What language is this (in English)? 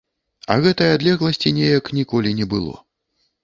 Belarusian